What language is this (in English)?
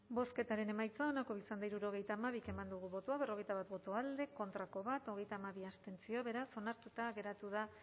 Basque